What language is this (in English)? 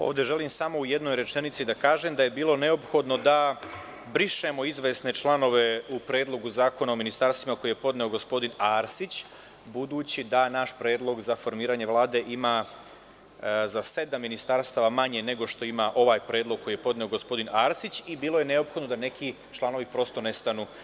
Serbian